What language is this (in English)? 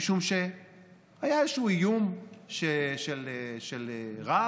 Hebrew